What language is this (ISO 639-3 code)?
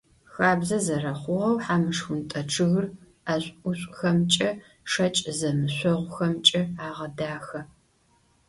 ady